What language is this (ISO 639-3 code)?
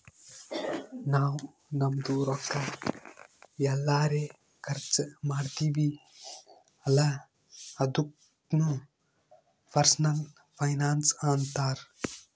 kan